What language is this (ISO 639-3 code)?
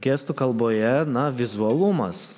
lit